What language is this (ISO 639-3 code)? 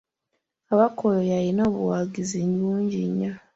lug